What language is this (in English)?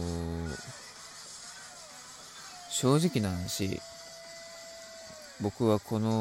Japanese